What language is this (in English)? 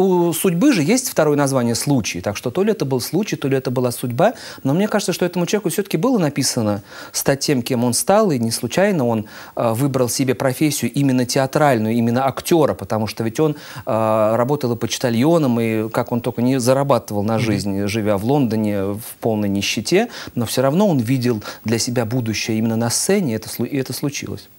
Russian